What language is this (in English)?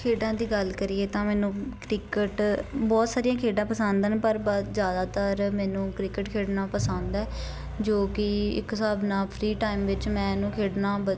Punjabi